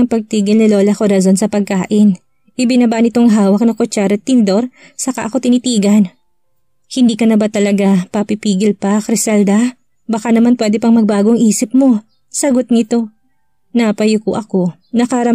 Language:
Filipino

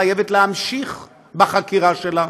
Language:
Hebrew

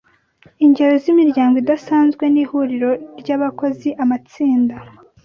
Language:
Kinyarwanda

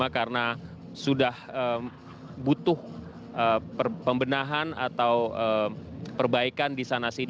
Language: Indonesian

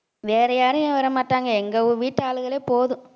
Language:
Tamil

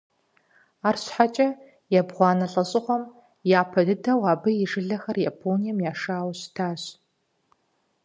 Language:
Kabardian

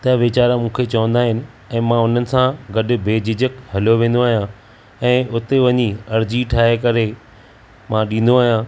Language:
Sindhi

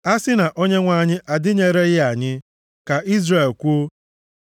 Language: Igbo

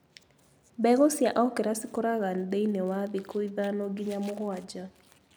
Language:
Kikuyu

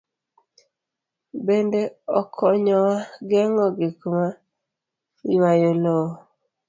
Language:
Luo (Kenya and Tanzania)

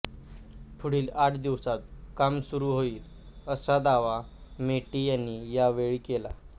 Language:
Marathi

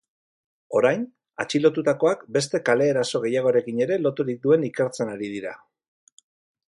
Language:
Basque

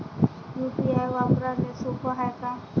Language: Marathi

